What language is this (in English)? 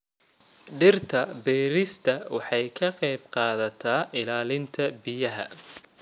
Somali